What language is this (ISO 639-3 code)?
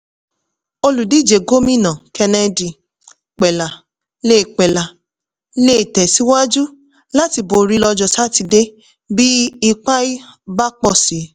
yor